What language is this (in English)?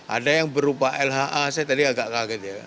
Indonesian